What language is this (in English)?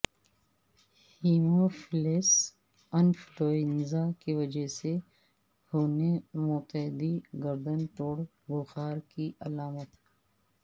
Urdu